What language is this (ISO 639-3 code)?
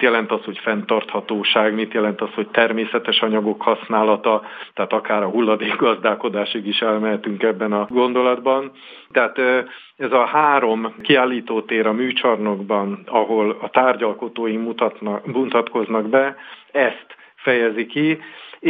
hun